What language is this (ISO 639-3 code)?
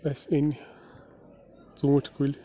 kas